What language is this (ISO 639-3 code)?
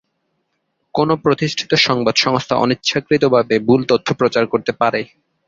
ben